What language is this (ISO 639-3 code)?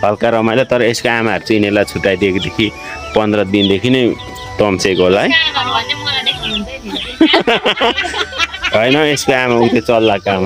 ind